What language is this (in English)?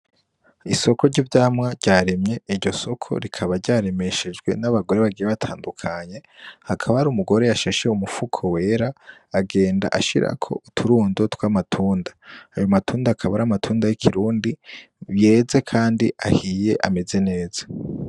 Rundi